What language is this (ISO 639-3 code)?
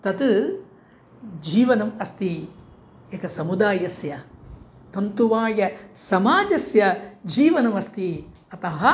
san